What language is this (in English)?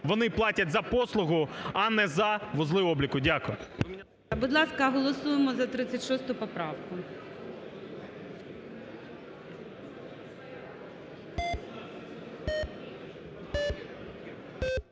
Ukrainian